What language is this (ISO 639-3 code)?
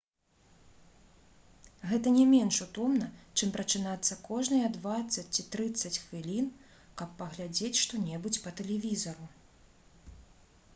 bel